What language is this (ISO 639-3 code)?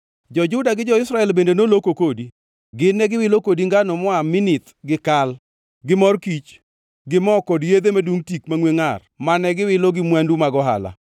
luo